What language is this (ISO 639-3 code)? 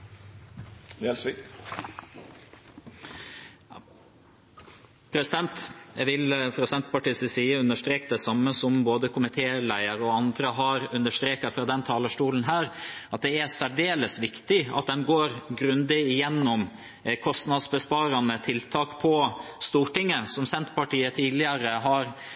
nob